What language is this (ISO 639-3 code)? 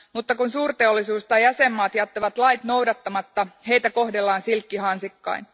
fin